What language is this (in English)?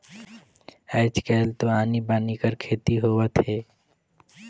Chhattisgarhi